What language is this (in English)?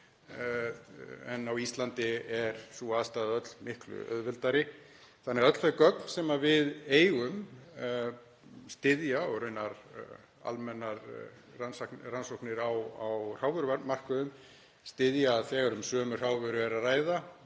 Icelandic